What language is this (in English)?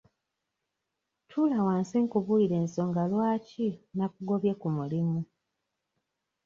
Ganda